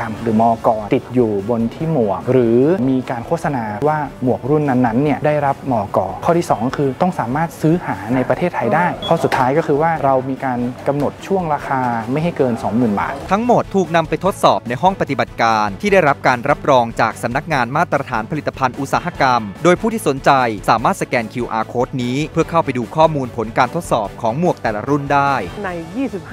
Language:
Thai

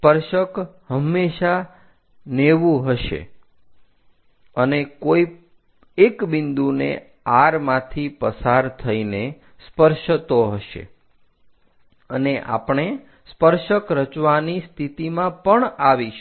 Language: Gujarati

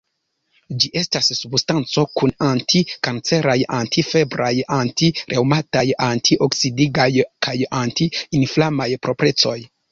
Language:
Esperanto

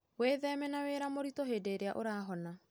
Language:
Kikuyu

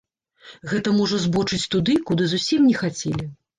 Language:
Belarusian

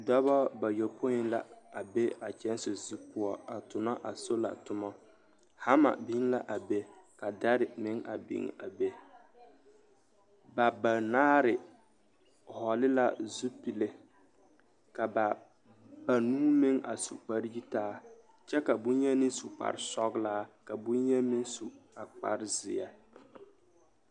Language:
Southern Dagaare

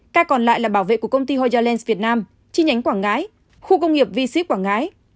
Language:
Vietnamese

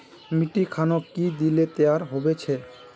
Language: Magahi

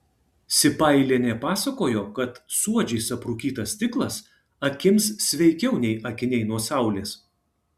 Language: Lithuanian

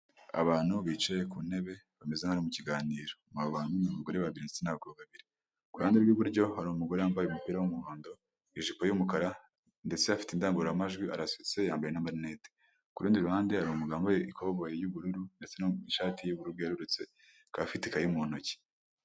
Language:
Kinyarwanda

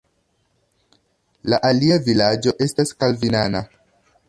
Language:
Esperanto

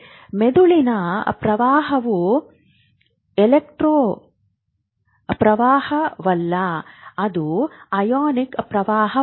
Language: Kannada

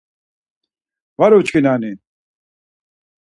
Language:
Laz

